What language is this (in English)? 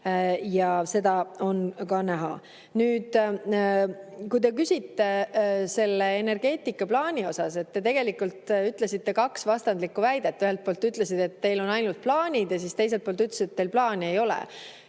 Estonian